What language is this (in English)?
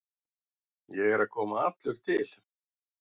Icelandic